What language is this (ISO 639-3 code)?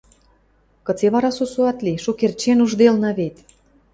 mrj